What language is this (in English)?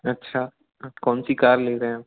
Hindi